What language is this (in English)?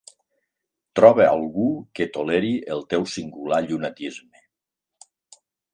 Catalan